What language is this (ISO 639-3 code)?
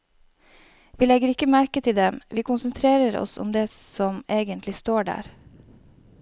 nor